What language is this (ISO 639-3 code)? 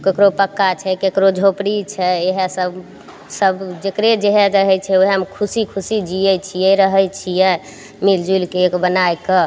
mai